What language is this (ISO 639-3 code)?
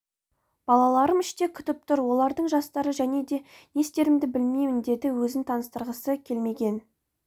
kaz